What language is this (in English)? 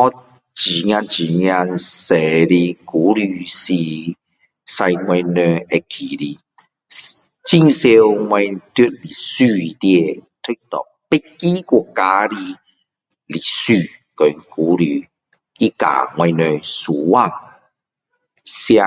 Min Dong Chinese